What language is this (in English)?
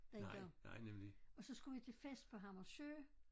Danish